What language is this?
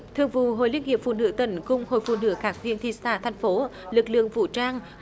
Vietnamese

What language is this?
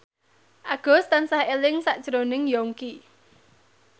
Javanese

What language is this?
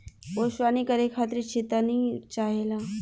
Bhojpuri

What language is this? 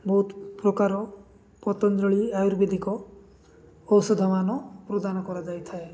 Odia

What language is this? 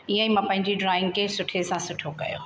Sindhi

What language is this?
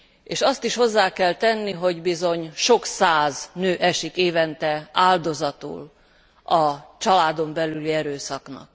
Hungarian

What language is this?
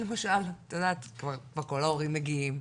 Hebrew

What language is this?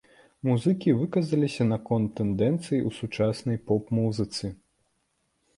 Belarusian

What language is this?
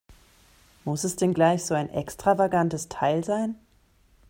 German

